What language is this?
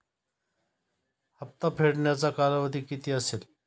Marathi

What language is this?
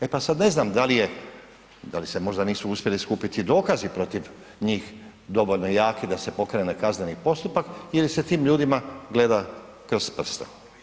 Croatian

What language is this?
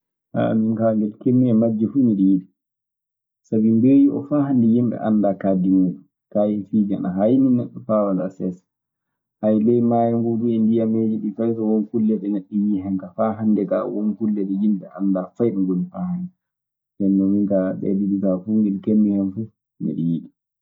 Maasina Fulfulde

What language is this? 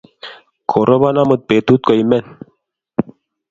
Kalenjin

